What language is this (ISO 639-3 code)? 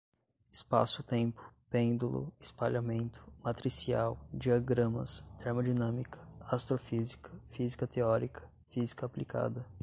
por